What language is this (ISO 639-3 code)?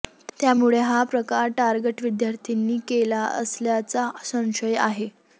mar